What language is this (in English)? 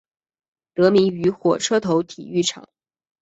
Chinese